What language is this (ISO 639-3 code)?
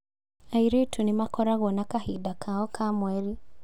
kik